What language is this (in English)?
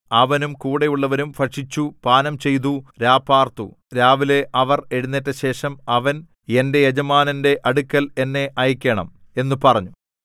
Malayalam